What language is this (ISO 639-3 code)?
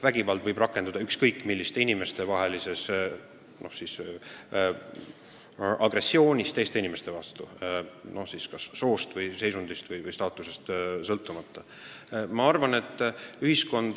est